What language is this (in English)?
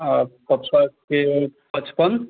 Maithili